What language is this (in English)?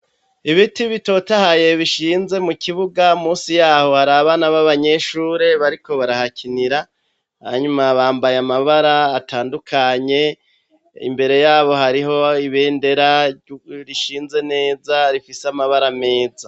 Rundi